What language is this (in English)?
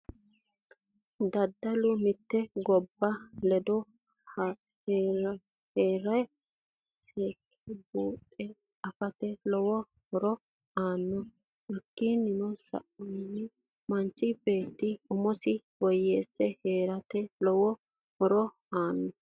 Sidamo